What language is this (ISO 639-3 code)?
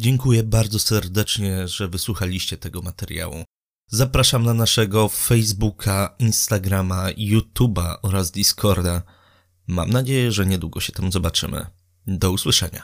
pol